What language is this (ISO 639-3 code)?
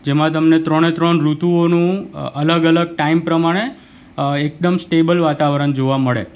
guj